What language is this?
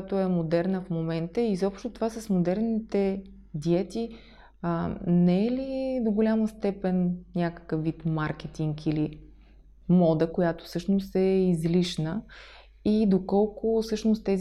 Bulgarian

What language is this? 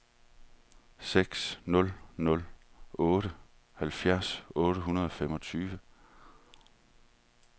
Danish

